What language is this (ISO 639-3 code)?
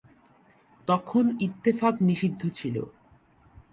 ben